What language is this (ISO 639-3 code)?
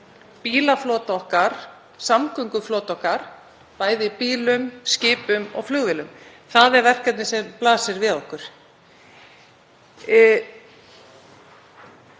isl